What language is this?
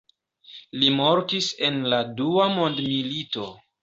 Esperanto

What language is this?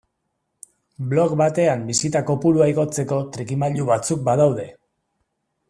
Basque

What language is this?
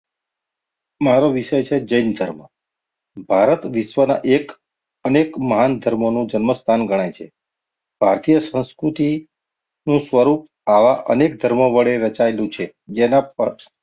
Gujarati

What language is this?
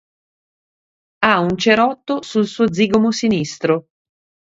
Italian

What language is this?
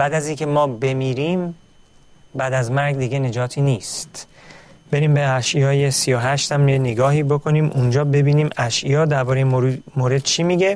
Persian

